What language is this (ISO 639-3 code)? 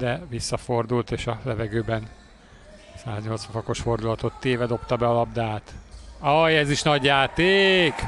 hun